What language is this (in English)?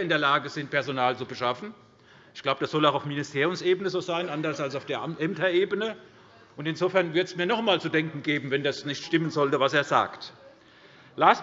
German